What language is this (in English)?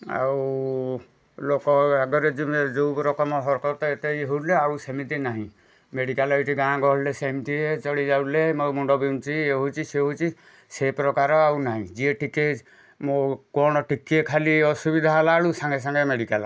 Odia